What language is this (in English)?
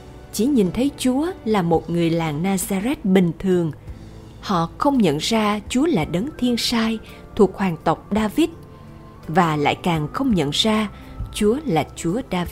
Vietnamese